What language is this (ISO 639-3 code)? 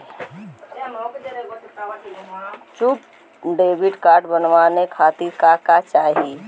bho